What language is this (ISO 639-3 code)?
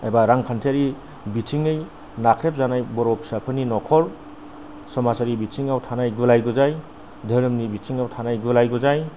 brx